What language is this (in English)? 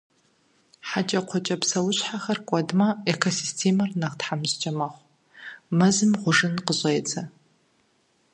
Kabardian